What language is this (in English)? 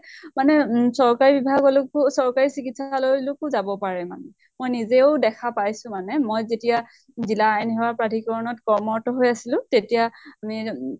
Assamese